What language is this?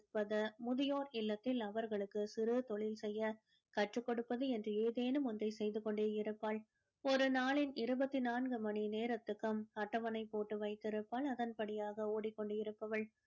Tamil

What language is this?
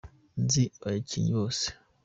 Kinyarwanda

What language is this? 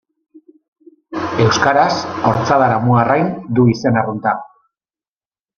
Basque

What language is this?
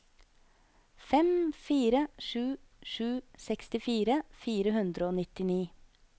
Norwegian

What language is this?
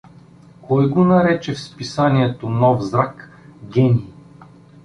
Bulgarian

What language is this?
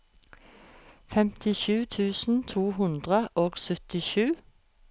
Norwegian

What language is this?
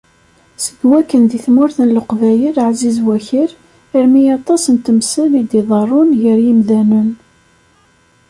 Kabyle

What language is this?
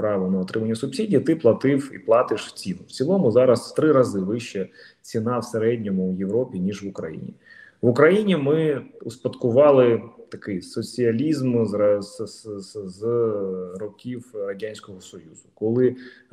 Ukrainian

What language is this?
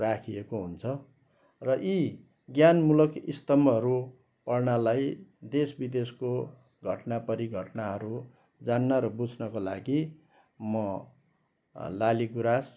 Nepali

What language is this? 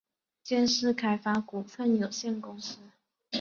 Chinese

